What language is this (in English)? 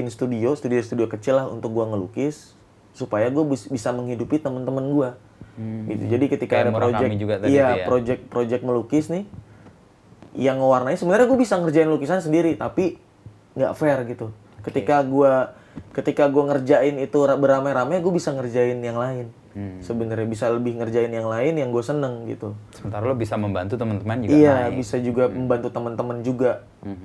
Indonesian